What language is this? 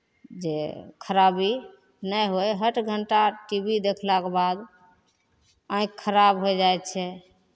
Maithili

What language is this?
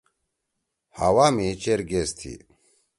Torwali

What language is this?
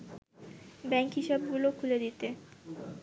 Bangla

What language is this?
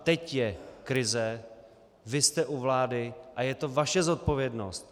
Czech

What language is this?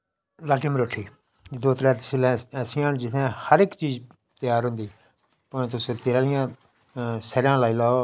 Dogri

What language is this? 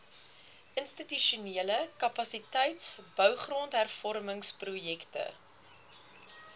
Afrikaans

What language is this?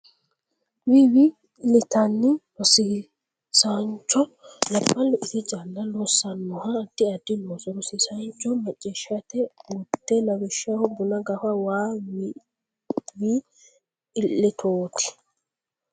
Sidamo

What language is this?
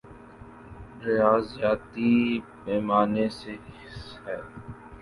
Urdu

